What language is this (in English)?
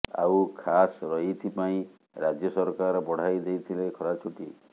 Odia